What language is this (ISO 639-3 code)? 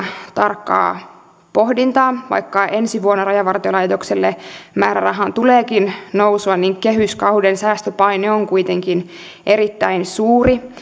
fin